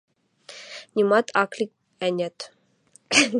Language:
Western Mari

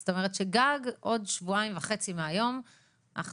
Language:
Hebrew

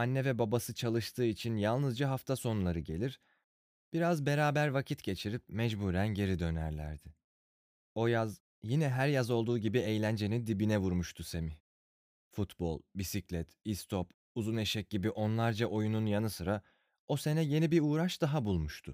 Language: Turkish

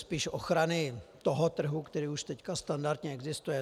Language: Czech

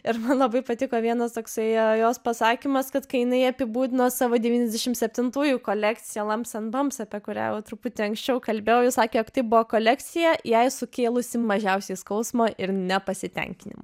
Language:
Lithuanian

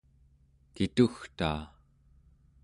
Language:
Central Yupik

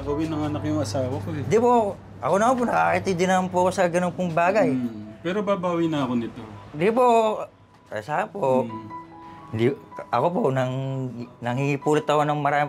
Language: Filipino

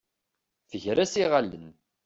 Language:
Kabyle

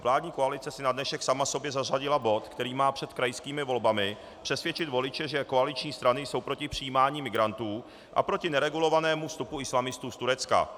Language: Czech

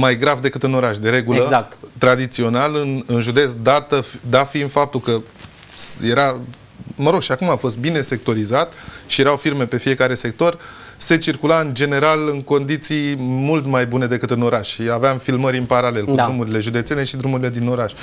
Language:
Romanian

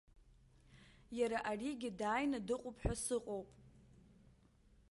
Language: Abkhazian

